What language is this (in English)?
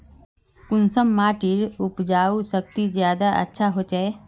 Magahi